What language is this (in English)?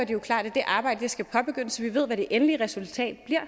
Danish